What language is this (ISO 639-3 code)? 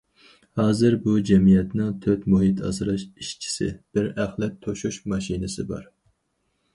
uig